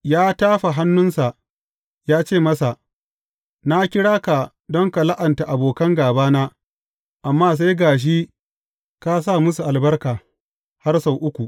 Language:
Hausa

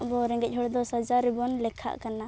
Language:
Santali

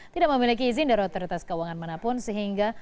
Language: Indonesian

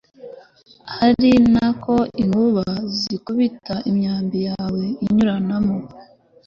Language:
Kinyarwanda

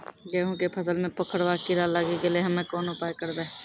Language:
Maithili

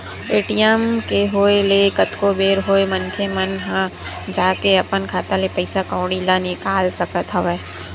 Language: Chhattisgarhi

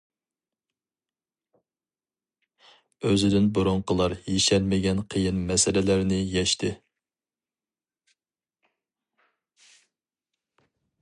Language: Uyghur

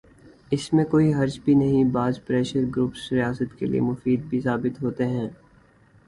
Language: Urdu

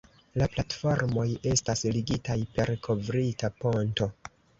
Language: Esperanto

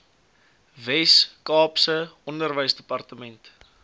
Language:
Afrikaans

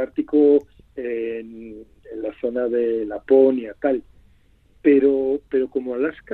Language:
Spanish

